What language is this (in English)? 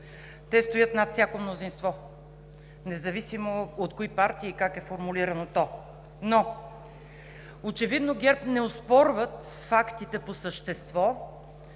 Bulgarian